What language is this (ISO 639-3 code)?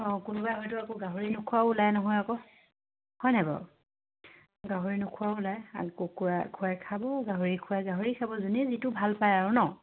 asm